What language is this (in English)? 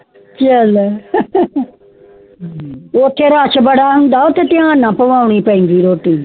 Punjabi